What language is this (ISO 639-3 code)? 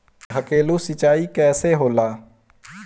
bho